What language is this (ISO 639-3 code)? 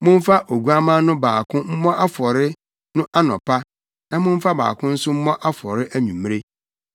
aka